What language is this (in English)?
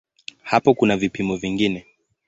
Swahili